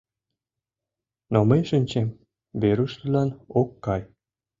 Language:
Mari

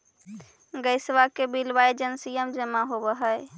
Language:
Magahi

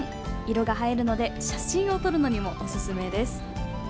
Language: Japanese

